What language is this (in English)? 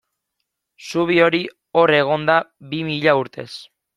Basque